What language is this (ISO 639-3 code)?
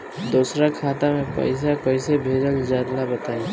bho